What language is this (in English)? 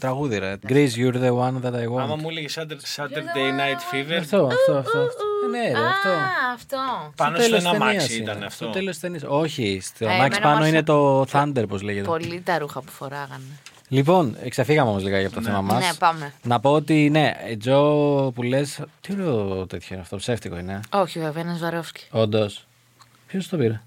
Greek